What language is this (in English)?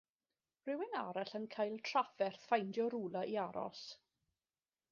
Welsh